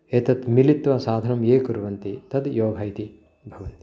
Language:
Sanskrit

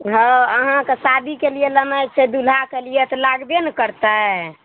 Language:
Maithili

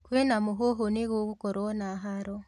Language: Kikuyu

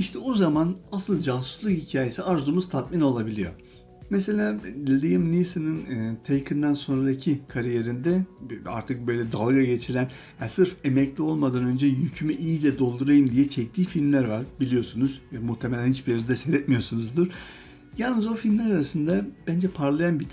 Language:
Turkish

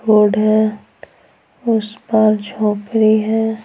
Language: Hindi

